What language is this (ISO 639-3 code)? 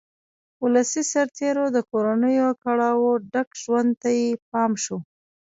pus